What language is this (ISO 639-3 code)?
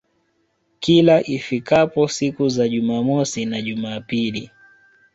swa